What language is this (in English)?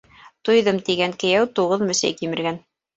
Bashkir